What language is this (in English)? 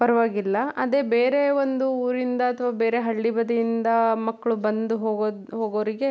Kannada